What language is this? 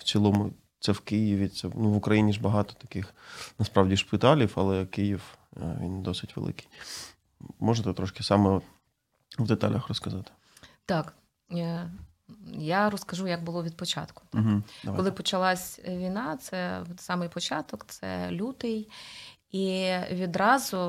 Ukrainian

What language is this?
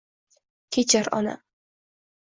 Uzbek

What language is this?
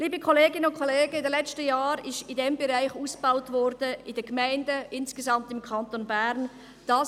Swiss German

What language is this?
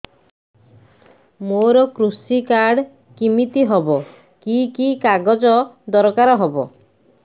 Odia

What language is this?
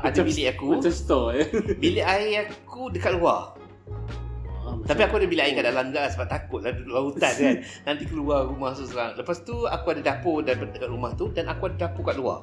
Malay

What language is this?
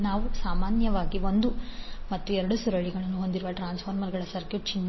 Kannada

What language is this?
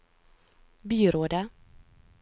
Norwegian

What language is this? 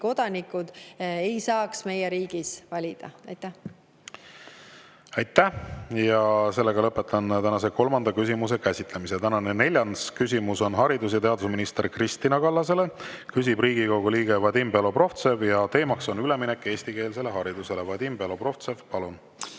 Estonian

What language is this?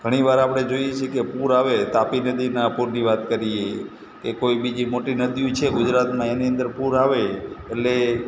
Gujarati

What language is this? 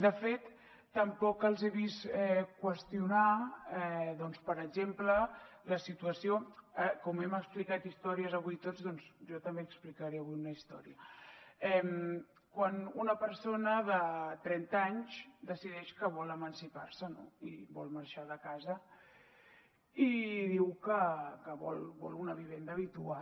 Catalan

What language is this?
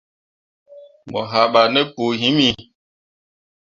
Mundang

